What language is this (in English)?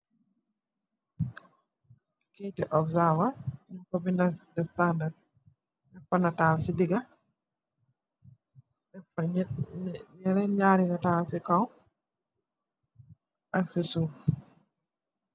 Wolof